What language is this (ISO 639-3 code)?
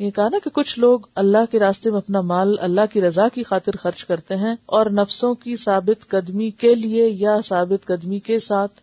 urd